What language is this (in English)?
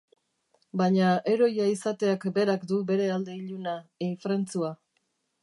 Basque